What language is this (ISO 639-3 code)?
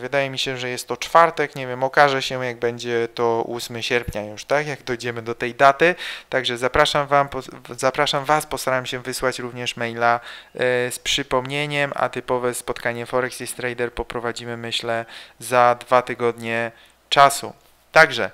pol